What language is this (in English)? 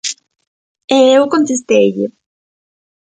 Galician